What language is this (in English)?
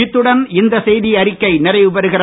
Tamil